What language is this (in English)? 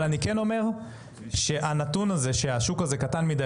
Hebrew